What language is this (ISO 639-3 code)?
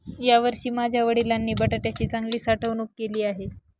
mar